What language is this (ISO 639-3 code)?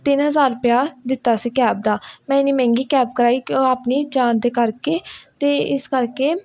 pan